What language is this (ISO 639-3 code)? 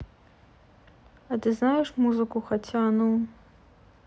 rus